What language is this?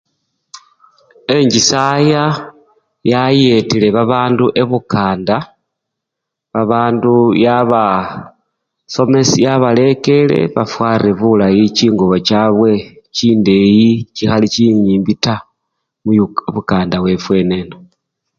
Luyia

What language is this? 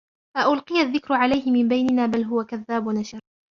Arabic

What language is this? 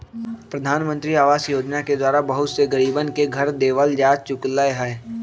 Magahi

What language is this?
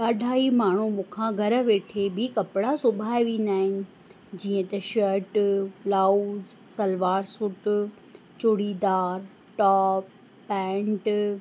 Sindhi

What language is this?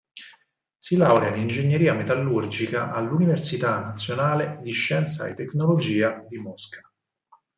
Italian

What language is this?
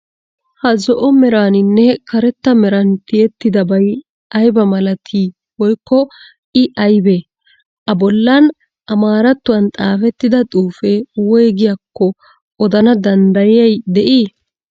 Wolaytta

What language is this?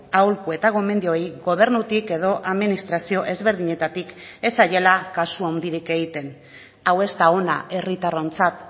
Basque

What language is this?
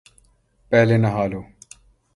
Urdu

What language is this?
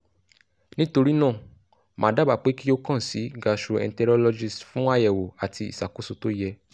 Yoruba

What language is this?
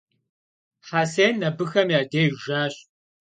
Kabardian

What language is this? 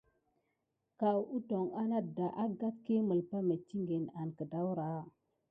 Gidar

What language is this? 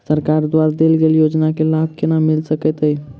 Maithili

